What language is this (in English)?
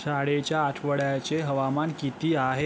Marathi